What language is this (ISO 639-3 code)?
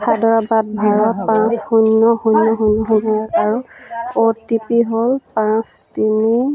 asm